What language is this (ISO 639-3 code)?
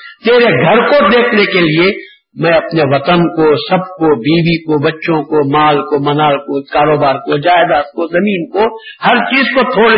urd